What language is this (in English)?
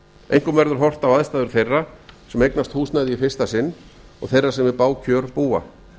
Icelandic